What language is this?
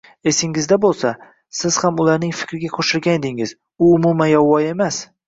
Uzbek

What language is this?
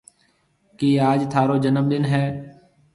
Marwari (Pakistan)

